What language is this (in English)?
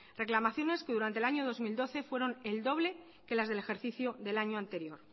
Spanish